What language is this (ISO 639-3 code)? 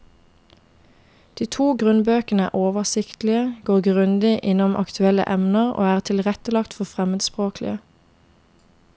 nor